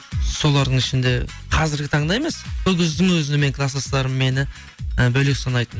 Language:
Kazakh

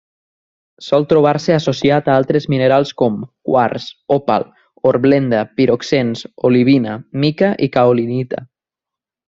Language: Catalan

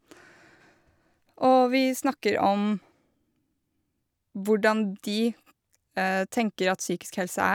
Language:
Norwegian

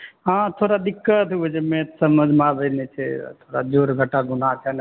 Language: Maithili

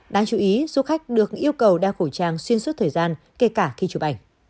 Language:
Vietnamese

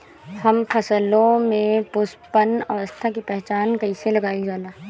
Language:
Bhojpuri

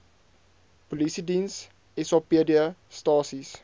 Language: Afrikaans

